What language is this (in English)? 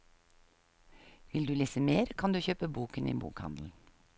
Norwegian